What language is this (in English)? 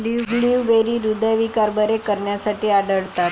Marathi